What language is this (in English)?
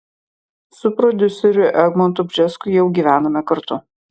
Lithuanian